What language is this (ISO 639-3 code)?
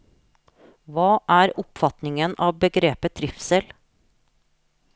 nor